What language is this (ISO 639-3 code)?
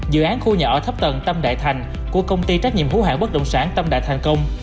vie